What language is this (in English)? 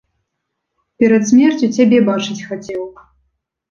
Belarusian